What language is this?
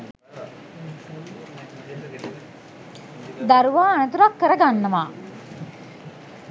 Sinhala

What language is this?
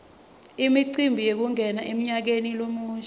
Swati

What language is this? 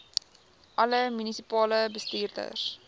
Afrikaans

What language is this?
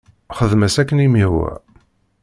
Kabyle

